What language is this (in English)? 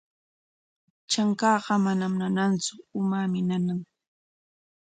Corongo Ancash Quechua